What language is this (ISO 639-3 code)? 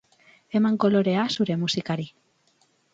eus